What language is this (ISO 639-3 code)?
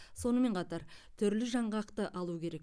kaz